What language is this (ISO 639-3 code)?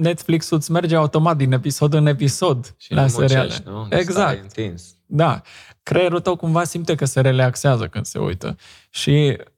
ron